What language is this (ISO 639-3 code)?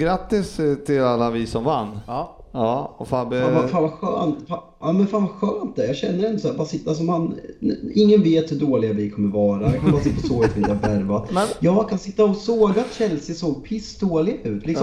swe